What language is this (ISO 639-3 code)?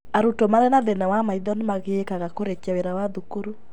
kik